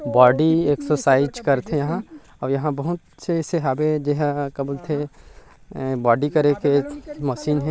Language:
Chhattisgarhi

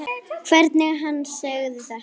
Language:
Icelandic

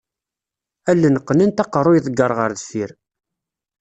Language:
Kabyle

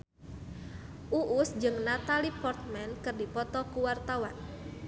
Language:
Sundanese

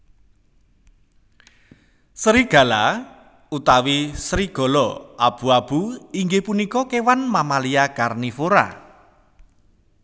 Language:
Javanese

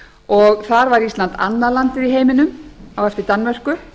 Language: Icelandic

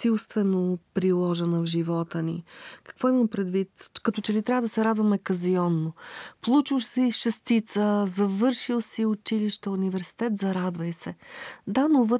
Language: Bulgarian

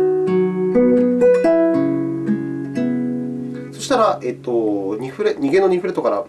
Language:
Japanese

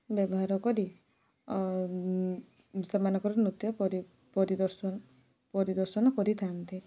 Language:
Odia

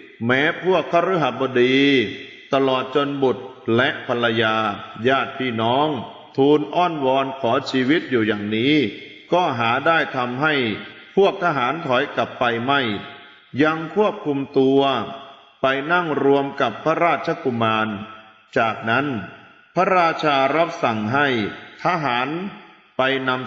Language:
Thai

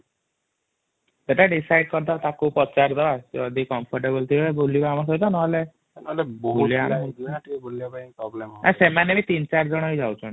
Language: Odia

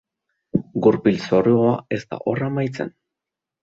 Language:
Basque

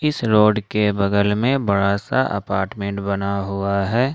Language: Hindi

